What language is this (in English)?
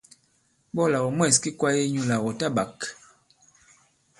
Bankon